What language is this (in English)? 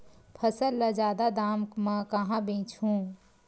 Chhattisgarhi